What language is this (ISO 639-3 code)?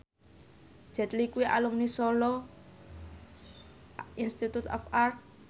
jav